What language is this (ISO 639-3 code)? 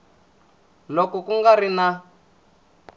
tso